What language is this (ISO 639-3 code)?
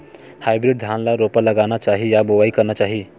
hne